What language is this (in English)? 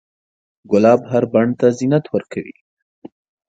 Pashto